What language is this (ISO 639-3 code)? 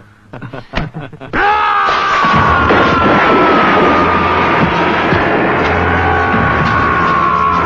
tha